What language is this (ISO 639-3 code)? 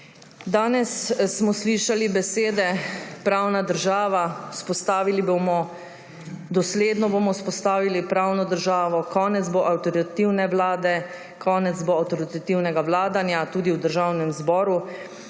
slv